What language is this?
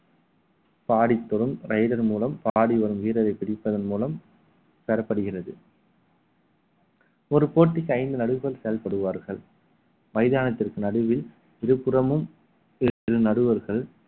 Tamil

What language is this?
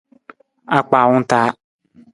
Nawdm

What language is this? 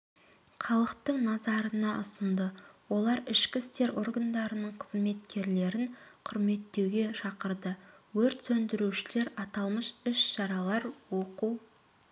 Kazakh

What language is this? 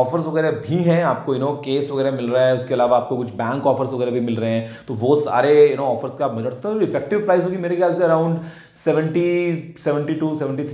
Hindi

